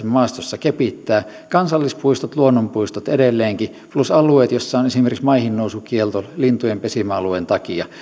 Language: Finnish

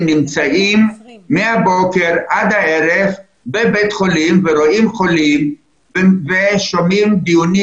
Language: Hebrew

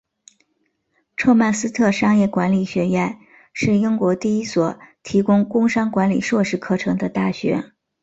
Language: Chinese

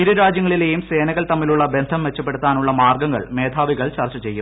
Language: Malayalam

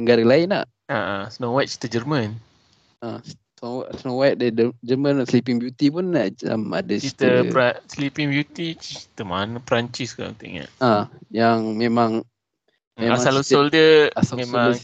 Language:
Malay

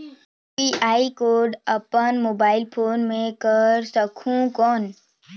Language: Chhattisgarhi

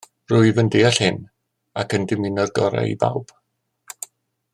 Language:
Welsh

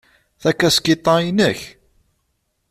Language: Kabyle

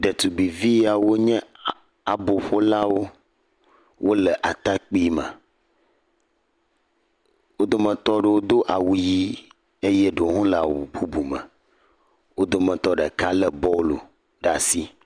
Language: Ewe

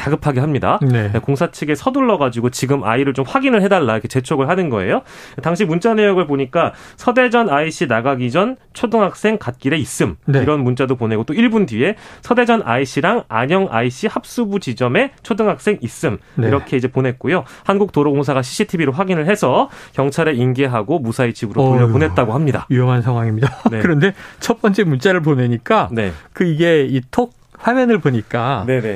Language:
Korean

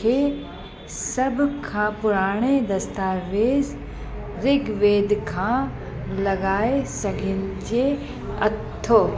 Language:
Sindhi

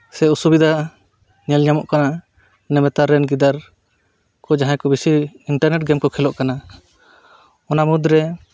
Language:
Santali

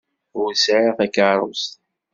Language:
Kabyle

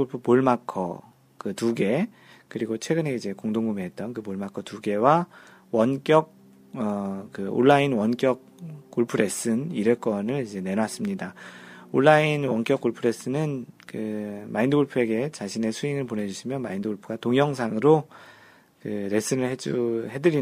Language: Korean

